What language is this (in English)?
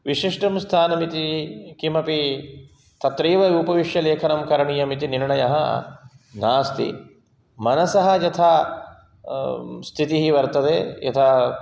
Sanskrit